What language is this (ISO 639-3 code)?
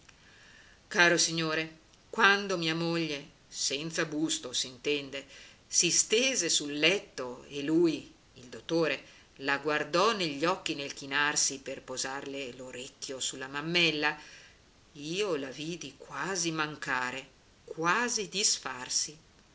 ita